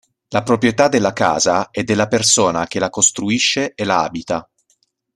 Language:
Italian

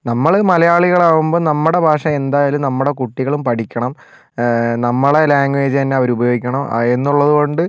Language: Malayalam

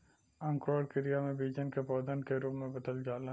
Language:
Bhojpuri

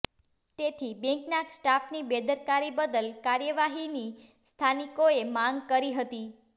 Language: Gujarati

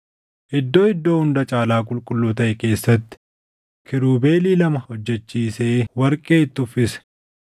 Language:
Oromo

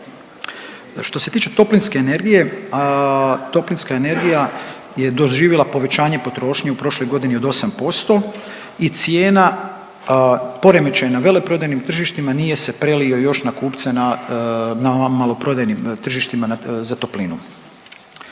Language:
Croatian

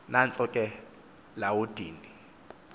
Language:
Xhosa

